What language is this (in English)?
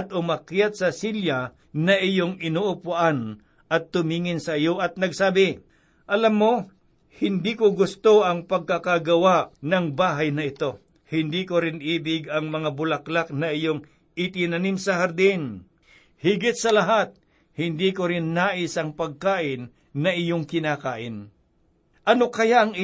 Filipino